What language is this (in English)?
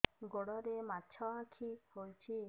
Odia